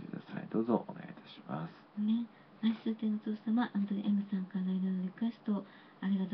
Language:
Japanese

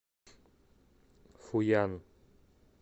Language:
Russian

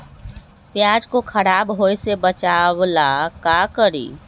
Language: Magahi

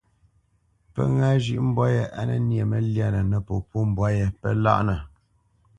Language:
Bamenyam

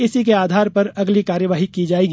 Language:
Hindi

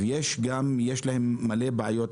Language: Hebrew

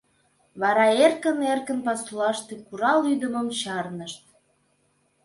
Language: Mari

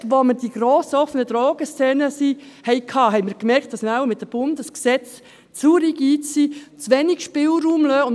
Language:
Swiss German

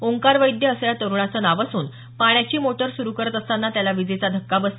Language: Marathi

